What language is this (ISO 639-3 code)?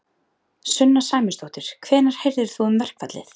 isl